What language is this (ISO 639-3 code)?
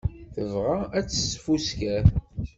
kab